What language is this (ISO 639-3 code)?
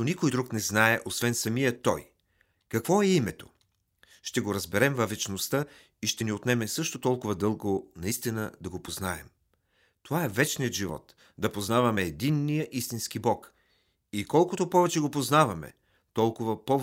bul